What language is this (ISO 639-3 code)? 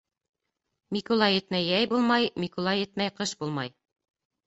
bak